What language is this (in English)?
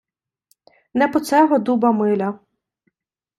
Ukrainian